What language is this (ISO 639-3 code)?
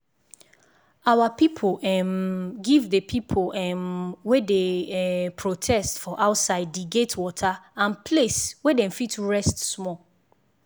pcm